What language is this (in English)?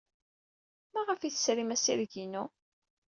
Kabyle